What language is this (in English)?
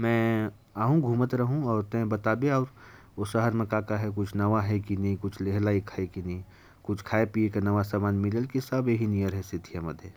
Korwa